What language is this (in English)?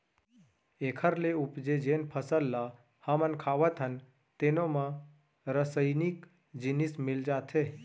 Chhattisgarhi